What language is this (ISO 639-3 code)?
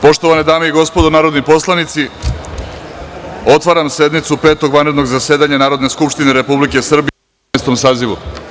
srp